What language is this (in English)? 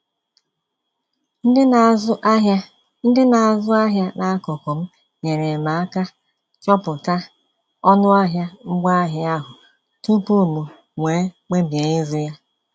Igbo